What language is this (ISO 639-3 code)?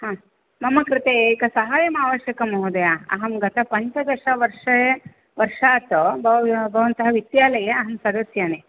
san